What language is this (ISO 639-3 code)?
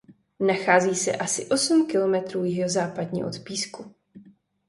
ces